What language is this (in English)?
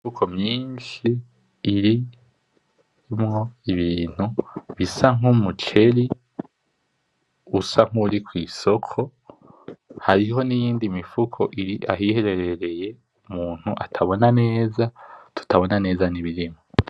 Rundi